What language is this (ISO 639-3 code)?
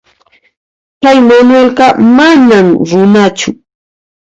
qxp